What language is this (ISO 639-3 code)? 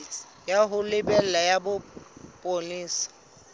sot